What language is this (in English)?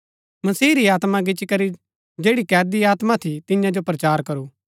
Gaddi